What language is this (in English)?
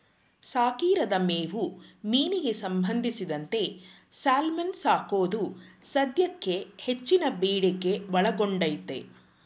Kannada